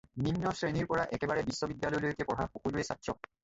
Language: Assamese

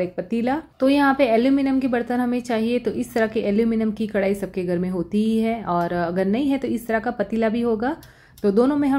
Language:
Hindi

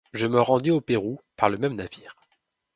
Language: French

